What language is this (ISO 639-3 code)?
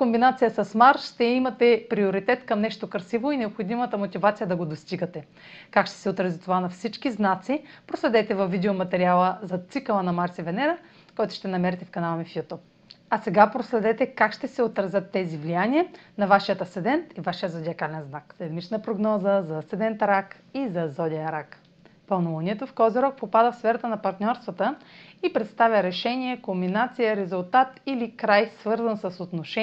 bul